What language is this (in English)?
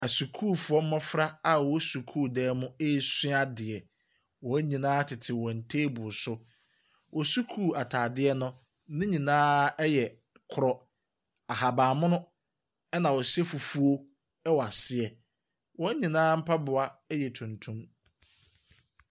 Akan